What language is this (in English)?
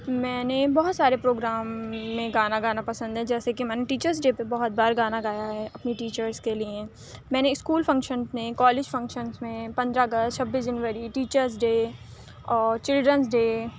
Urdu